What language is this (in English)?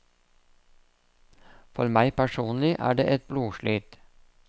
Norwegian